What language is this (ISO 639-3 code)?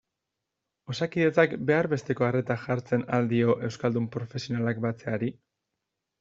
eus